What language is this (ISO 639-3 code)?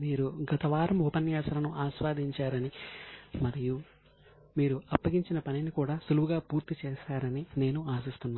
tel